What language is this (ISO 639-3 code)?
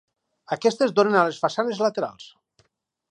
cat